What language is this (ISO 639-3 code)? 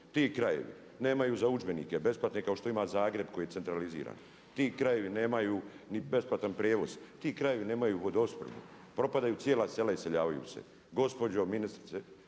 hrv